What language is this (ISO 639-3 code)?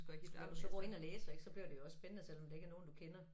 dan